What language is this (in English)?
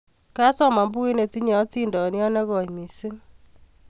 Kalenjin